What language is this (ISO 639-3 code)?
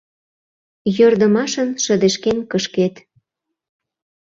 chm